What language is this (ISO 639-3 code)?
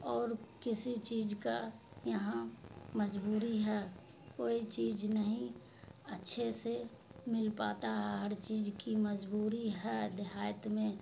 urd